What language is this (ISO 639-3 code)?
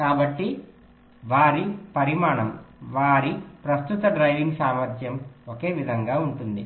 tel